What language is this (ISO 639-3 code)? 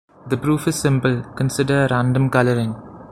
eng